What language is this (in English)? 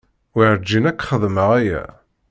Kabyle